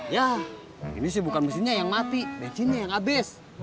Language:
Indonesian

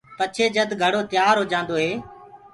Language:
Gurgula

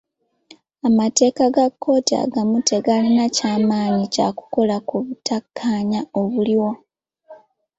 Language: Ganda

